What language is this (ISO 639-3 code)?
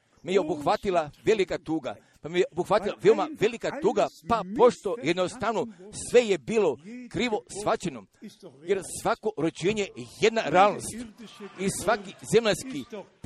hrv